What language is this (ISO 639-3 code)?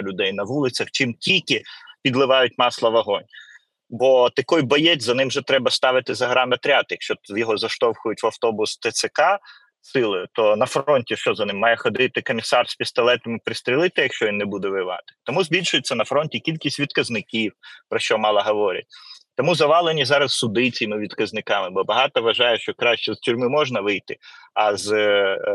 ukr